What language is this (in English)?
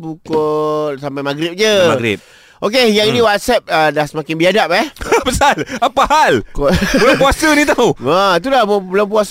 Malay